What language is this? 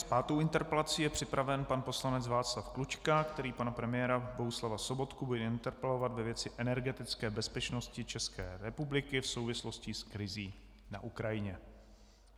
Czech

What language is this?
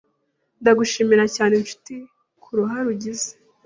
Kinyarwanda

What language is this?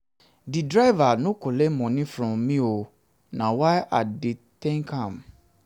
Nigerian Pidgin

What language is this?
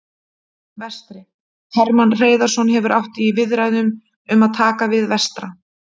Icelandic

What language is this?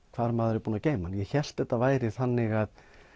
Icelandic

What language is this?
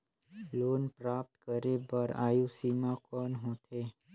Chhattisgarhi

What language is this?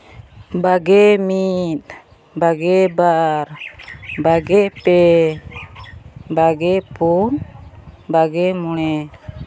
Santali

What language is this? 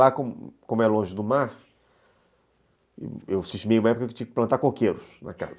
Portuguese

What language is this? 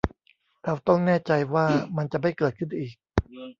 Thai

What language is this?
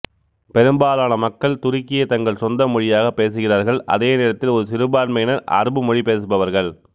Tamil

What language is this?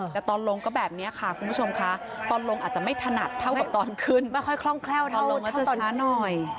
Thai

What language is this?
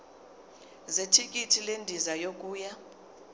Zulu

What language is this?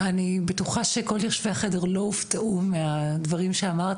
Hebrew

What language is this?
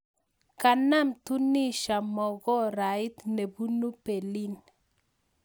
Kalenjin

